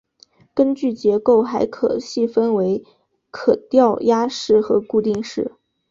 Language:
Chinese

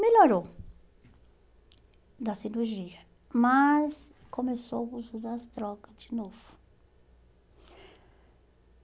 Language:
Portuguese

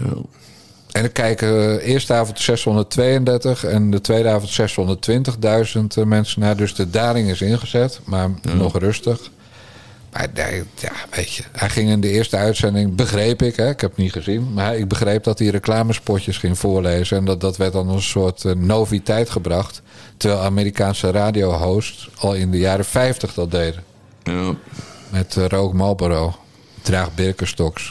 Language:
Dutch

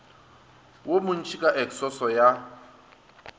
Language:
Northern Sotho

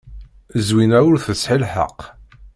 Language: Kabyle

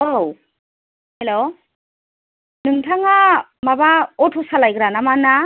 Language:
Bodo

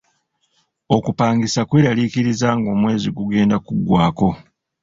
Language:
Ganda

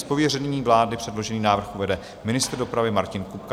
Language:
Czech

